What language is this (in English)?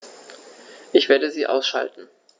German